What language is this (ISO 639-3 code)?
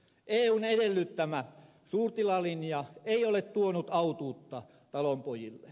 fin